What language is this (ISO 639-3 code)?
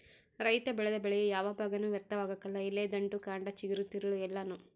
kan